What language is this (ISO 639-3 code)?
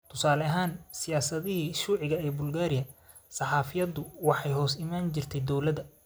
som